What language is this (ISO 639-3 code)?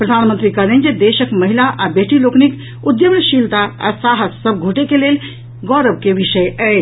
mai